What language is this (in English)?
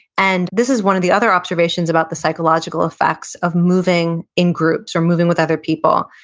English